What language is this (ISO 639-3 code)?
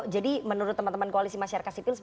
ind